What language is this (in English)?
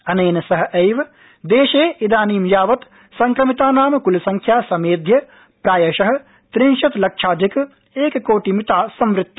Sanskrit